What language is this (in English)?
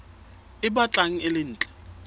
Southern Sotho